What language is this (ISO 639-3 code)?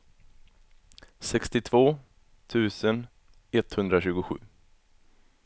swe